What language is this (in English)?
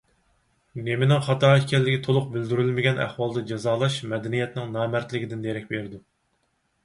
Uyghur